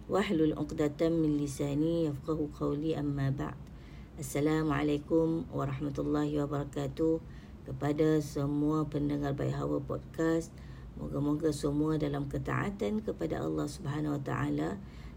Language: Malay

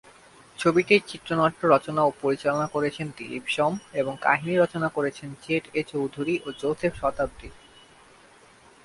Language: Bangla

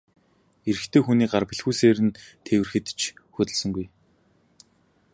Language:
Mongolian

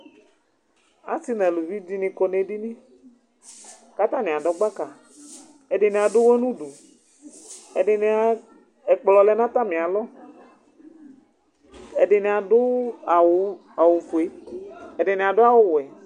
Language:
Ikposo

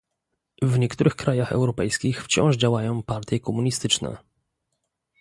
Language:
Polish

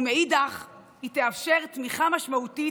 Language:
Hebrew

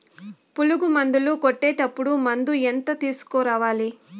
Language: Telugu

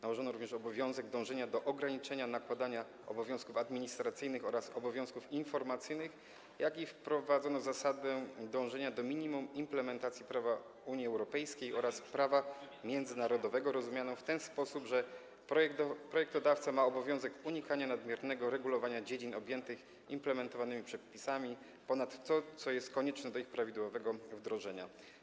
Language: Polish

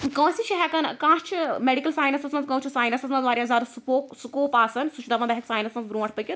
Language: Kashmiri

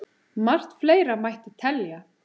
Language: Icelandic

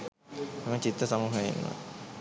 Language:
Sinhala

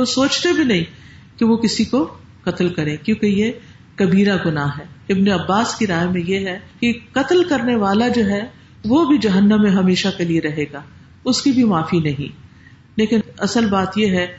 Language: Urdu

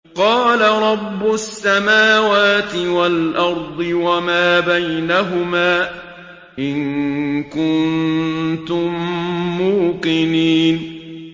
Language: Arabic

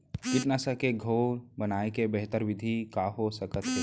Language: Chhattisgarhi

